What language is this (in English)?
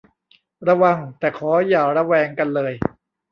Thai